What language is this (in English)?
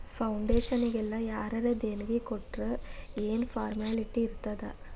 Kannada